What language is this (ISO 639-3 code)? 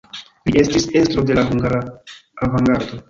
epo